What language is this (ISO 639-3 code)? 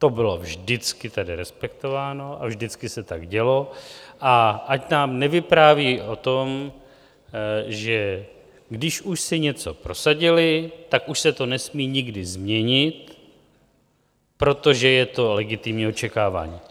ces